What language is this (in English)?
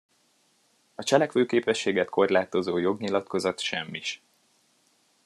Hungarian